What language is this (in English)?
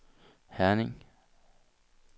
Danish